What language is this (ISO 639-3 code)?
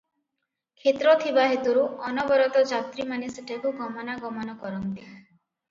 ori